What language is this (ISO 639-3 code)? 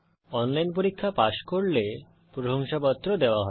ben